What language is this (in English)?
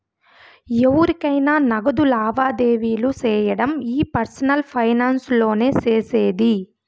Telugu